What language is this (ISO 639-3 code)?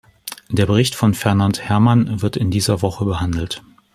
deu